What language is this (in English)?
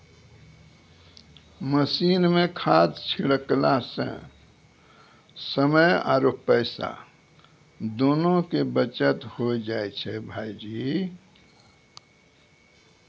Maithili